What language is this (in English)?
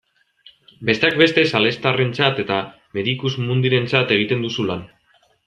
Basque